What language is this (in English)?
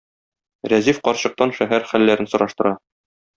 Tatar